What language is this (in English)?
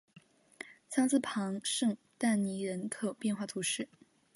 Chinese